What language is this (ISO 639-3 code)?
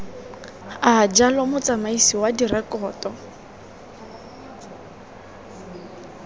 tsn